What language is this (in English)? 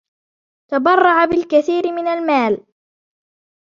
Arabic